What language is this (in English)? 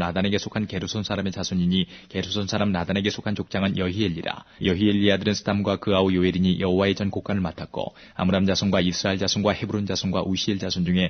Korean